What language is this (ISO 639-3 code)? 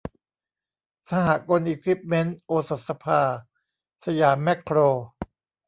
tha